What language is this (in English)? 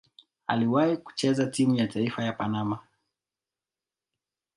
Swahili